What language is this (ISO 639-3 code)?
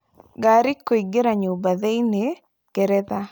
kik